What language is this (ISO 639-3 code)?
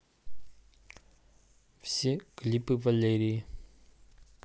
rus